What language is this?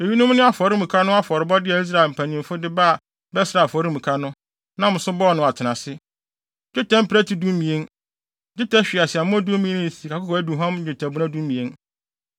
Akan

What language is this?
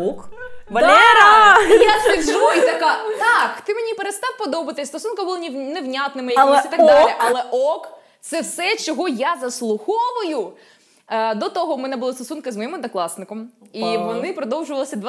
Ukrainian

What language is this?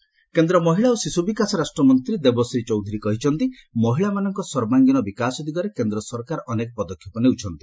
Odia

